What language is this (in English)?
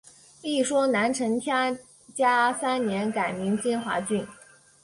Chinese